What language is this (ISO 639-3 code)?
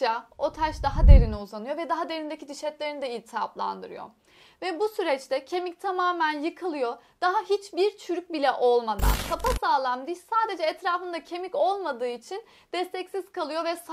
tur